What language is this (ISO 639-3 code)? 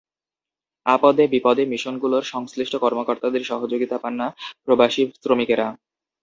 ben